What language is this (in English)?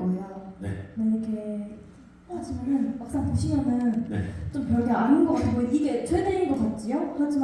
Korean